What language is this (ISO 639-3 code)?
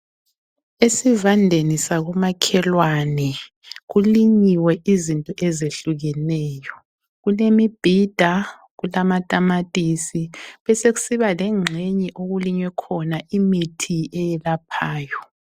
nde